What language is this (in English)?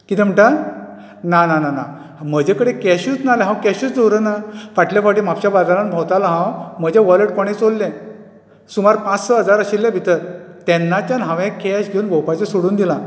Konkani